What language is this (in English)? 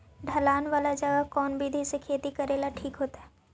Magahi